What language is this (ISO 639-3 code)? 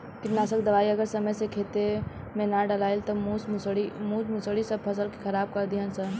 bho